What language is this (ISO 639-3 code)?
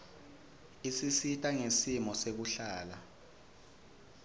ssw